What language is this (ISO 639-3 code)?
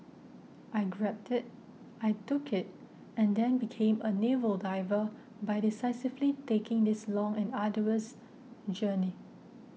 eng